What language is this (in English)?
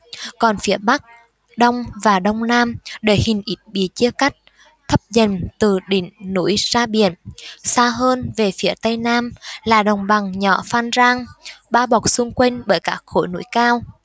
Vietnamese